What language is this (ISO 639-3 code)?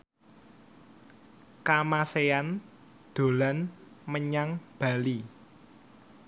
jav